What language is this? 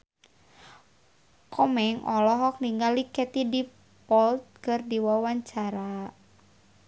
Sundanese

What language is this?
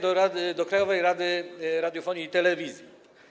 Polish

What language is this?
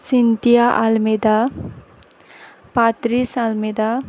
Konkani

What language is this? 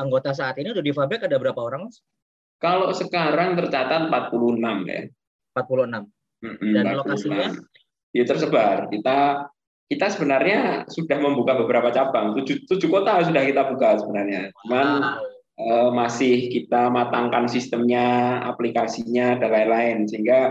Indonesian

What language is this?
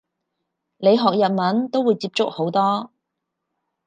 Cantonese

